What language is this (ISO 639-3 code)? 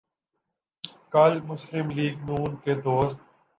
urd